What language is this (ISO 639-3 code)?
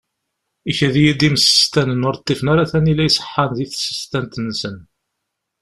kab